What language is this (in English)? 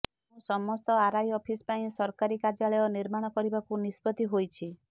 Odia